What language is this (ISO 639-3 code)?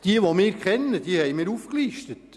gsw